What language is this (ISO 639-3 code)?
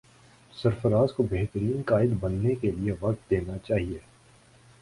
urd